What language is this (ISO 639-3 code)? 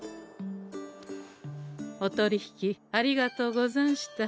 jpn